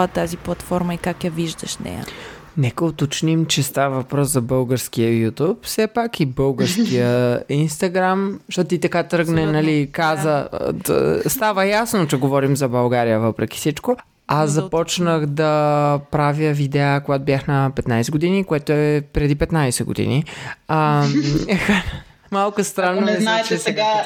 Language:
Bulgarian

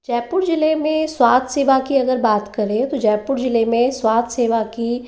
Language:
Hindi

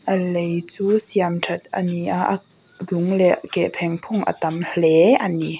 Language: Mizo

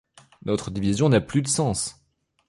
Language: French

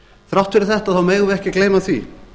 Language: Icelandic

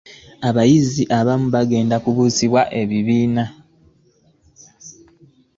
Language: Ganda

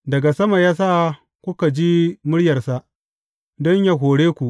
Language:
Hausa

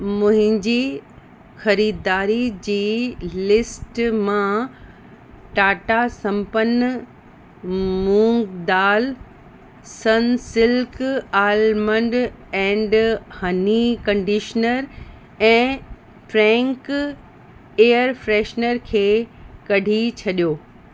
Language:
Sindhi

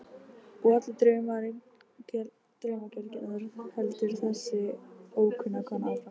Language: Icelandic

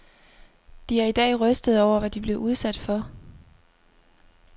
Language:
Danish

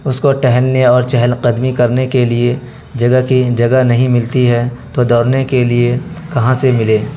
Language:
Urdu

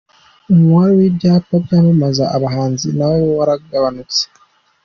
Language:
Kinyarwanda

